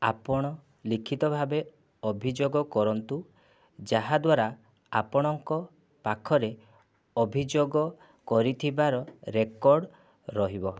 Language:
Odia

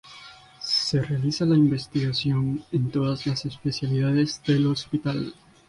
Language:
Spanish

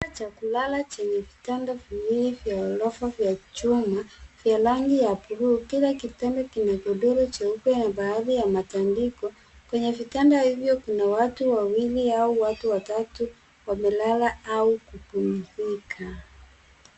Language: Swahili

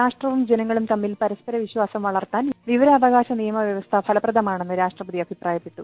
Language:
Malayalam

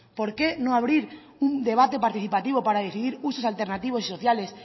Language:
Spanish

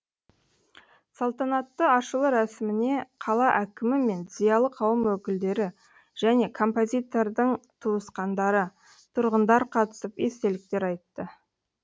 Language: Kazakh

